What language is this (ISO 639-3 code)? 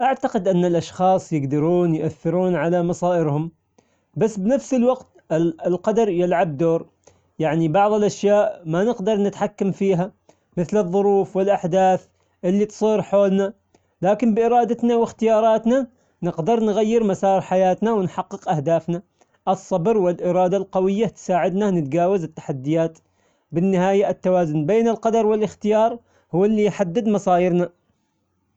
acx